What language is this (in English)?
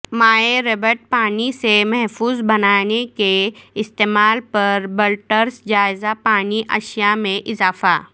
Urdu